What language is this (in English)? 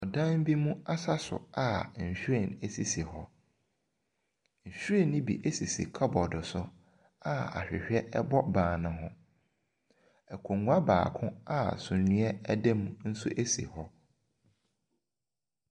Akan